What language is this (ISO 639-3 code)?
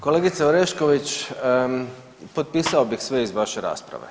hrv